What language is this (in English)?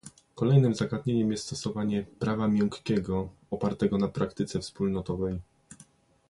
Polish